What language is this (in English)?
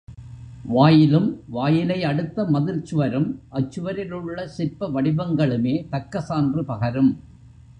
Tamil